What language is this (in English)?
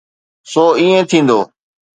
Sindhi